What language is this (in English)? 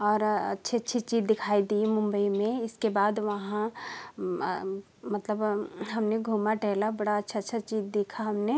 Hindi